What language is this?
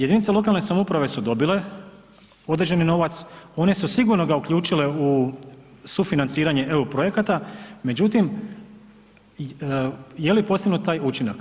Croatian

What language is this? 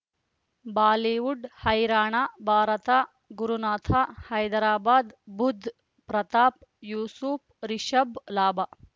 Kannada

